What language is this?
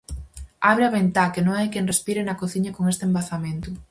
Galician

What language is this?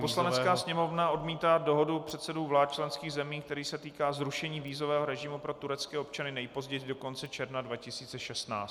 Czech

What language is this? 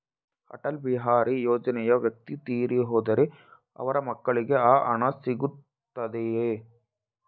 Kannada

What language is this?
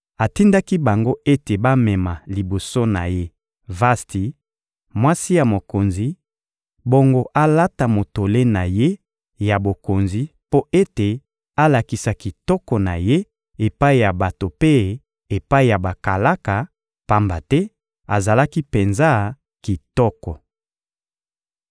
Lingala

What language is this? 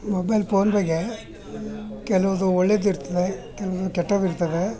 Kannada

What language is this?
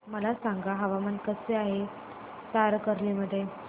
Marathi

